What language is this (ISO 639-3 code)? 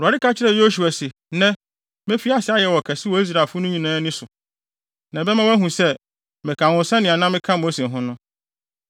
aka